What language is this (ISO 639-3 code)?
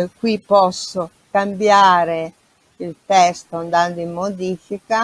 ita